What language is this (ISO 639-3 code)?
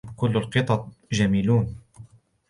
ara